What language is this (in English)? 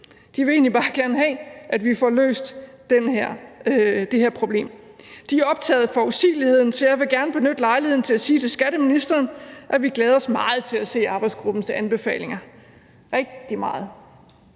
Danish